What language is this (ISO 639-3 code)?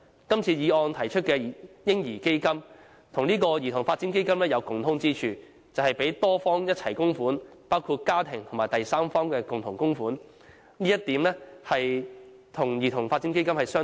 yue